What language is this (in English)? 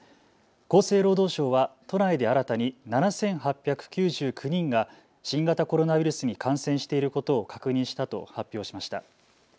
Japanese